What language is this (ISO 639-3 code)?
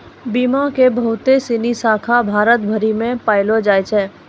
mai